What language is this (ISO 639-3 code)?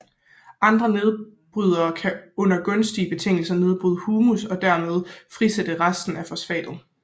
dan